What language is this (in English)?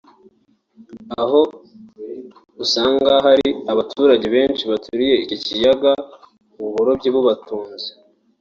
Kinyarwanda